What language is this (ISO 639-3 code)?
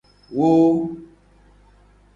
gej